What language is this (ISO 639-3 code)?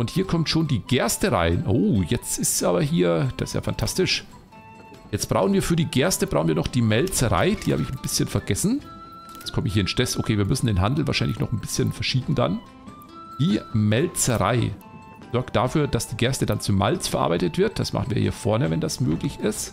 deu